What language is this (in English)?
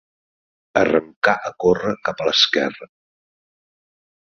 Catalan